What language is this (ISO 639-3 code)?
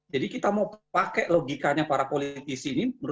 ind